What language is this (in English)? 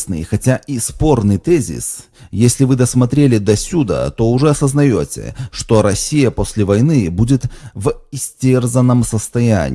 Russian